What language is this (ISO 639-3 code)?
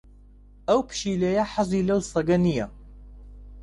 ckb